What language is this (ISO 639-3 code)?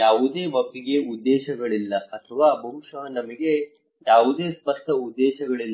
kan